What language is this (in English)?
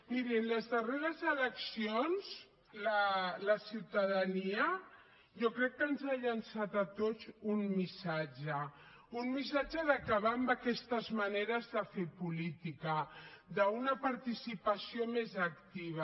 Catalan